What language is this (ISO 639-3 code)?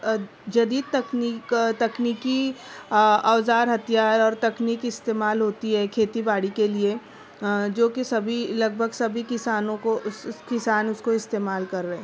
urd